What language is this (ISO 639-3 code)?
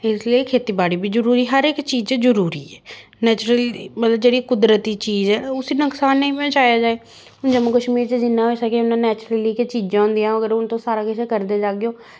doi